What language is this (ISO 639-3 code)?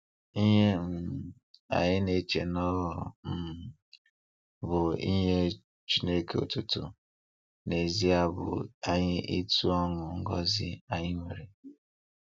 ibo